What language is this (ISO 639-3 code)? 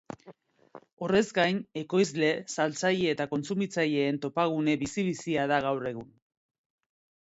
eus